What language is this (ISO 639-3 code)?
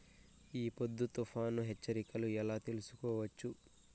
tel